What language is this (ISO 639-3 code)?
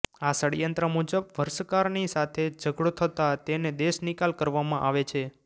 guj